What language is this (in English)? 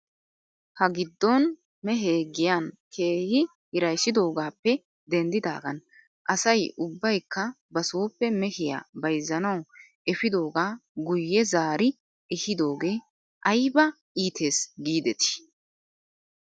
Wolaytta